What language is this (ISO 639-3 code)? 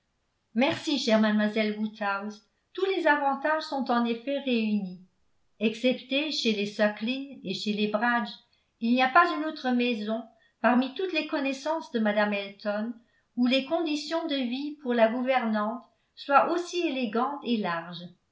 fra